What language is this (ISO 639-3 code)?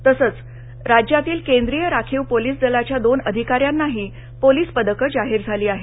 mar